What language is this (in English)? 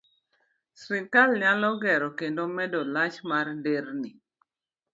Luo (Kenya and Tanzania)